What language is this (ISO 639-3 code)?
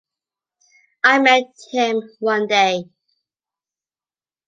eng